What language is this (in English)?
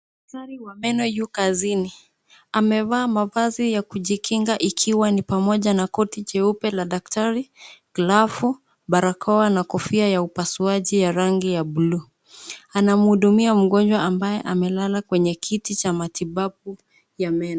Swahili